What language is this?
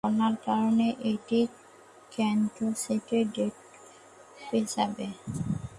Bangla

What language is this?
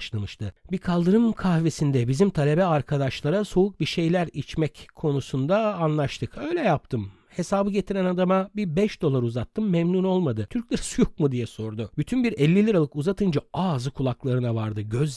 Turkish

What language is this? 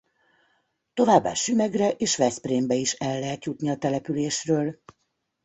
Hungarian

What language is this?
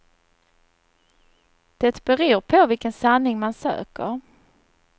Swedish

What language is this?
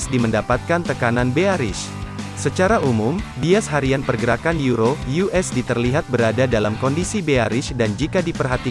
Indonesian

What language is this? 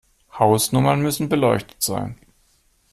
German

